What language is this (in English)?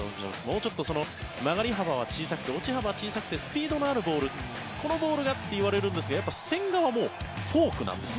Japanese